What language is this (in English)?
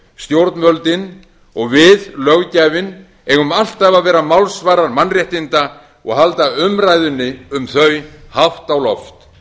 Icelandic